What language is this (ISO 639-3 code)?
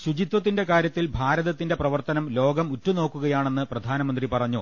mal